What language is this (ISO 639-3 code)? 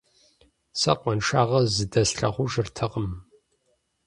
kbd